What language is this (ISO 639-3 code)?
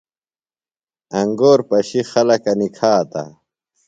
phl